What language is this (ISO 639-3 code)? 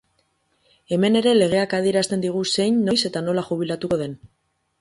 eus